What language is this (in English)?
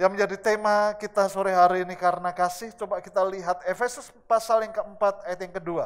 Indonesian